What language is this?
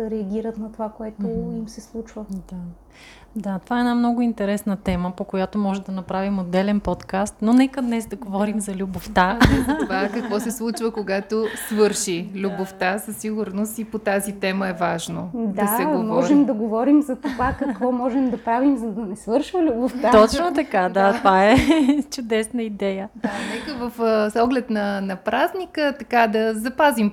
Bulgarian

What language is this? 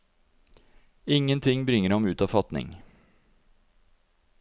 Norwegian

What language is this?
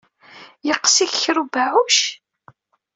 Kabyle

